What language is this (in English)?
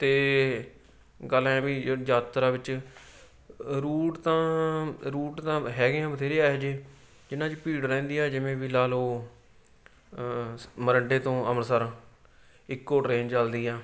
Punjabi